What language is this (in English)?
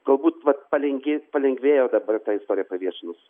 Lithuanian